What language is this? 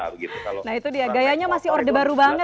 Indonesian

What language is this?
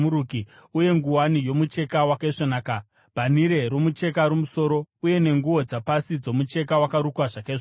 Shona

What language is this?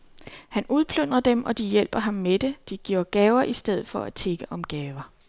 Danish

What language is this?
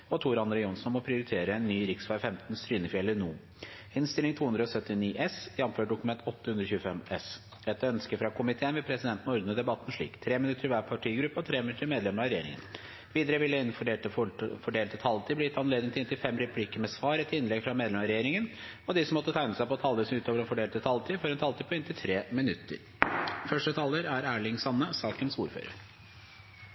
Norwegian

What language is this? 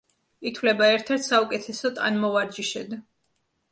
Georgian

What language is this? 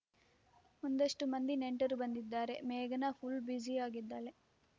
Kannada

